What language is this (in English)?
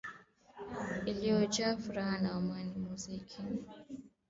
Swahili